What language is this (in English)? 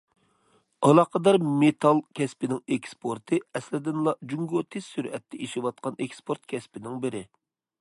Uyghur